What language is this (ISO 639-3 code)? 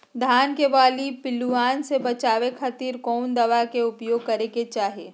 mag